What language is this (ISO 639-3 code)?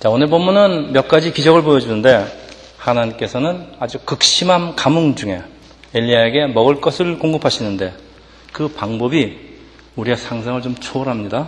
kor